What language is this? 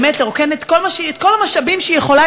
Hebrew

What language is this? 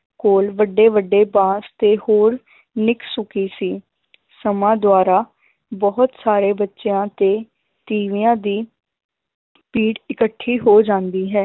Punjabi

